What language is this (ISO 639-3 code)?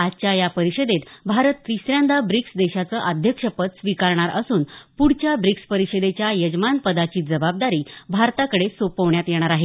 mar